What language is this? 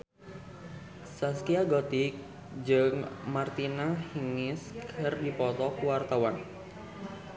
Sundanese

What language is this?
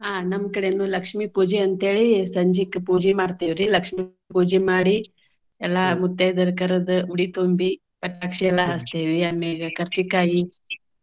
Kannada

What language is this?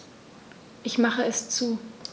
German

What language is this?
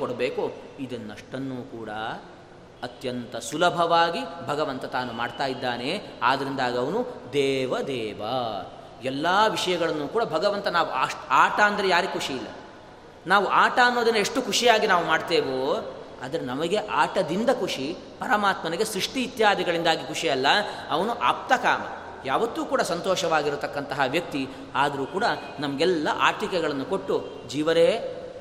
Kannada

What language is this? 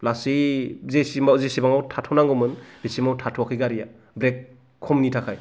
Bodo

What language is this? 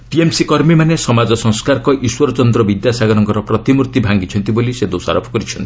Odia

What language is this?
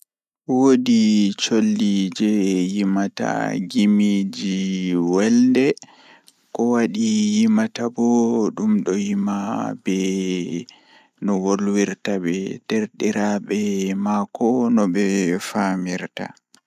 Fula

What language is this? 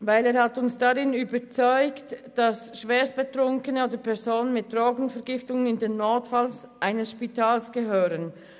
Swiss German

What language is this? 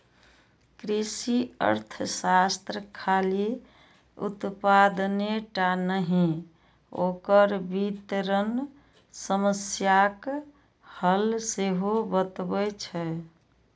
Maithili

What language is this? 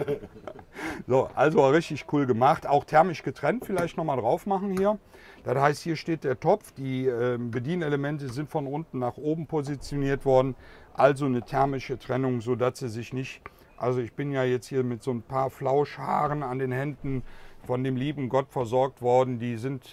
German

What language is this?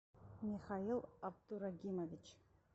Russian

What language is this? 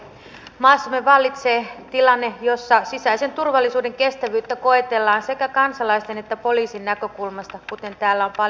Finnish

